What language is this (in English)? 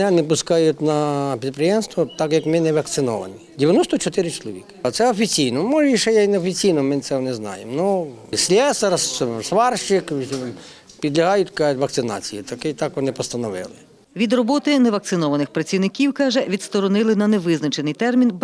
Ukrainian